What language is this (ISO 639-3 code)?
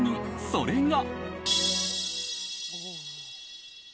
jpn